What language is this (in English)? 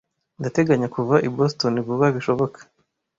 Kinyarwanda